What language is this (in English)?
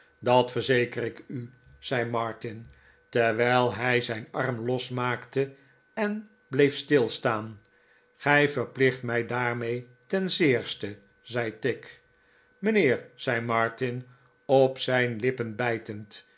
Dutch